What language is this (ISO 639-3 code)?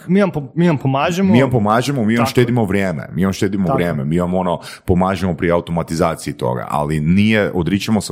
hrv